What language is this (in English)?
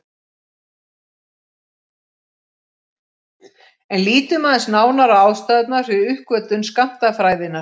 Icelandic